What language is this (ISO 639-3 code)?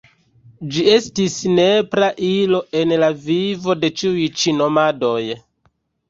epo